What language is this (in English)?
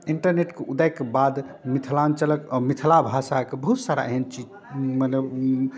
Maithili